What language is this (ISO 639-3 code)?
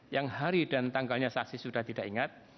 ind